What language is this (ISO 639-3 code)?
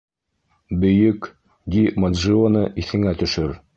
bak